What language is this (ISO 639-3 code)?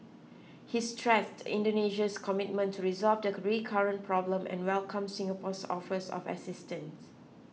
eng